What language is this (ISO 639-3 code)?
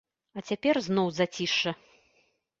bel